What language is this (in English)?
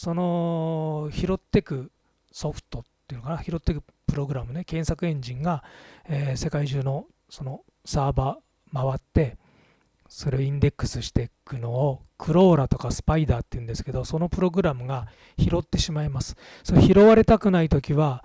Japanese